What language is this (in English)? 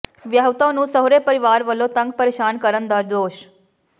Punjabi